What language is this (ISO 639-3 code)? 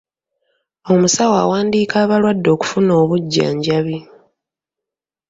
lug